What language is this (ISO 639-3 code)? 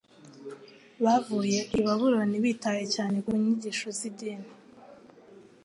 kin